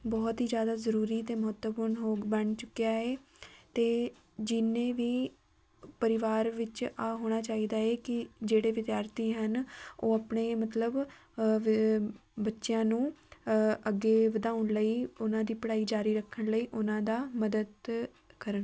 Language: Punjabi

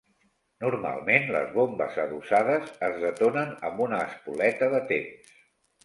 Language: Catalan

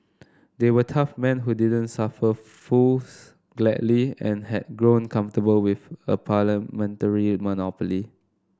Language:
English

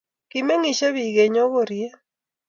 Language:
Kalenjin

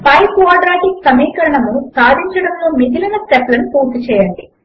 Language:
Telugu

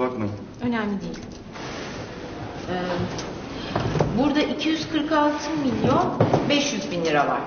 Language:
Turkish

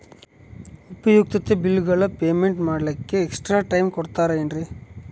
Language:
Kannada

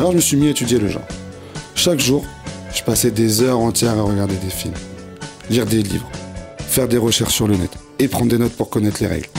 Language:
French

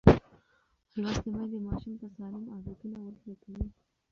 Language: Pashto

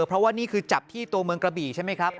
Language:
Thai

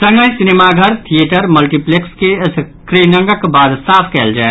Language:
Maithili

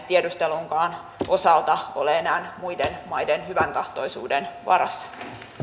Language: Finnish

